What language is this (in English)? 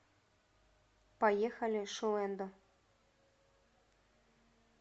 Russian